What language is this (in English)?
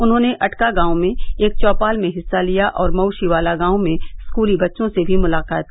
Hindi